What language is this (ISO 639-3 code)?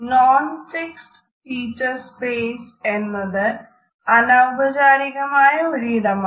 mal